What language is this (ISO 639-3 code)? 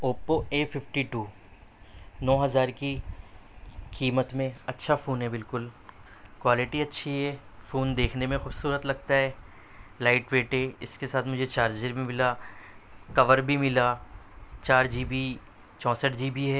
urd